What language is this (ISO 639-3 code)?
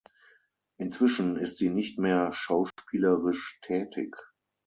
deu